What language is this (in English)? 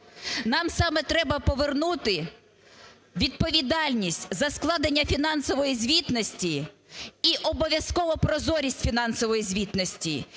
Ukrainian